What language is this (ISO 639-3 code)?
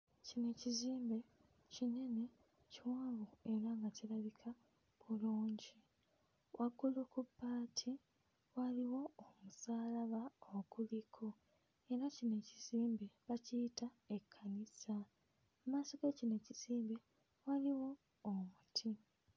lug